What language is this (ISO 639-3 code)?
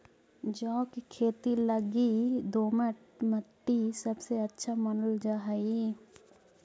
mag